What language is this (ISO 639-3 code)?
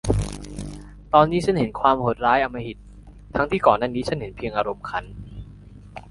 tha